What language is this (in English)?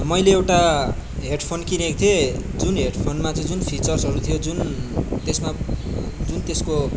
Nepali